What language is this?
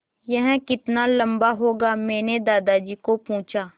Hindi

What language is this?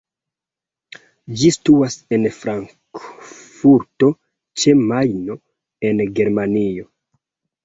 Esperanto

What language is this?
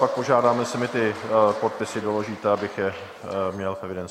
Czech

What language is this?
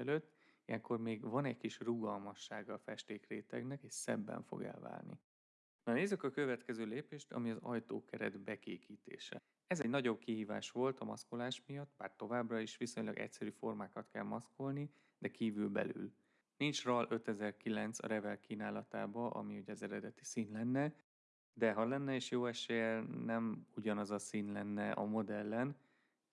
Hungarian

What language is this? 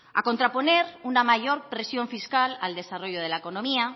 Spanish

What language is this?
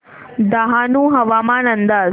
Marathi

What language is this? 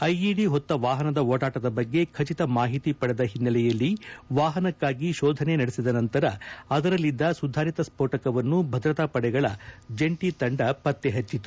Kannada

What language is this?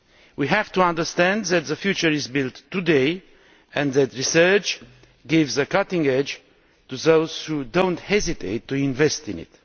English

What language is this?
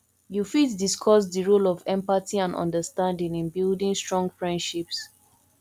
Nigerian Pidgin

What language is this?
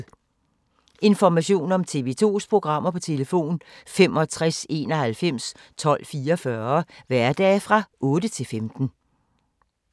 Danish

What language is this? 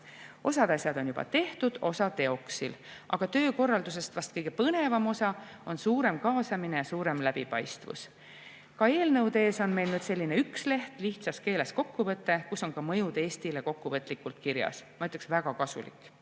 Estonian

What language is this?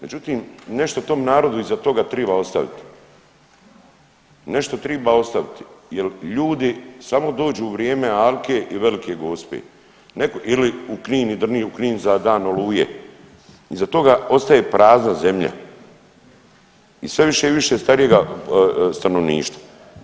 Croatian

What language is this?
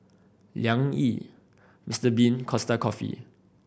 English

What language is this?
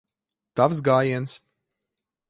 Latvian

